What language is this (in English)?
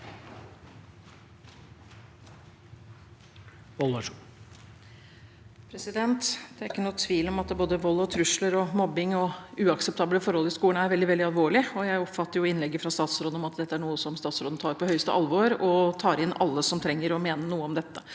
Norwegian